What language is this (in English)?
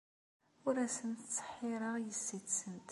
Kabyle